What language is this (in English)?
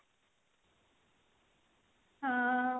Odia